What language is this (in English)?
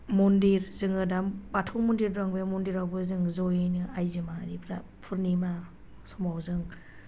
Bodo